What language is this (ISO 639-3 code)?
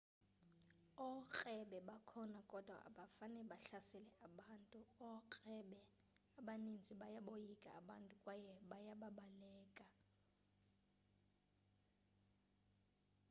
xho